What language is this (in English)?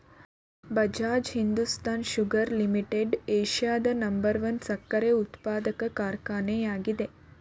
Kannada